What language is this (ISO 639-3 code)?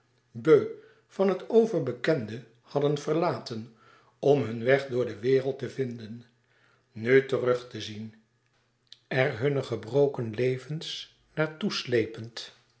nld